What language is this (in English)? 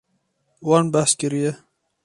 Kurdish